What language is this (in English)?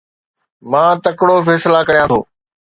Sindhi